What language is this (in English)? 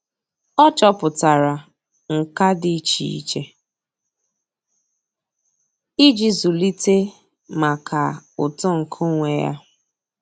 Igbo